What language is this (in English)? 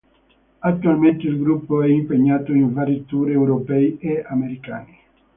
Italian